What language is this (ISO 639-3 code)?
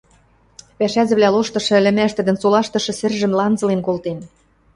mrj